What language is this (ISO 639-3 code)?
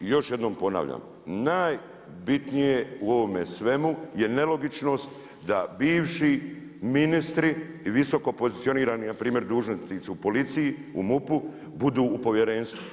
hrv